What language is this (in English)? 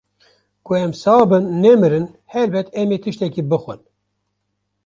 Kurdish